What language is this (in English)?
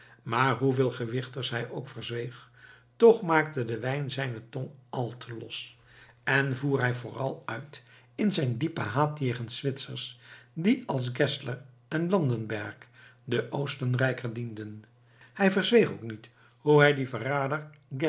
Dutch